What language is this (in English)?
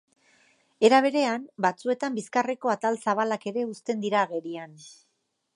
Basque